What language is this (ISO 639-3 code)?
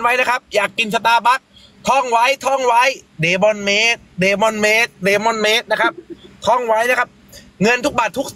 tha